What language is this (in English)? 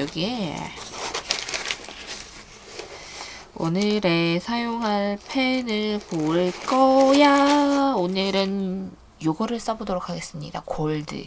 Korean